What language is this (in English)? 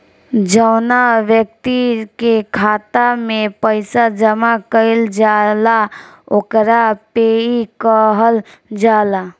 Bhojpuri